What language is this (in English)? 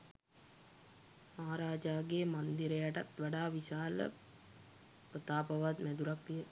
Sinhala